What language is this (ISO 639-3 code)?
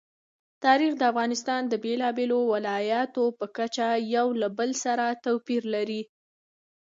pus